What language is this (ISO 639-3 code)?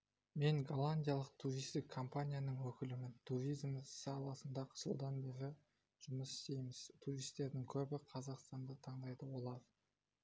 kaz